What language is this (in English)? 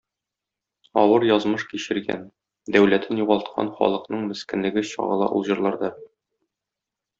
Tatar